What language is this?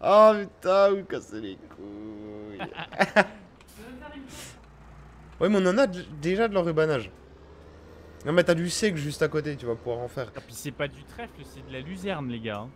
French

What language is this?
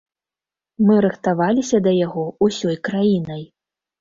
Belarusian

